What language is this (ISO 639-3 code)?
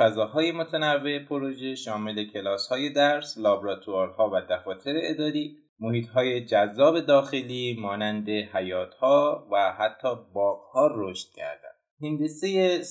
fas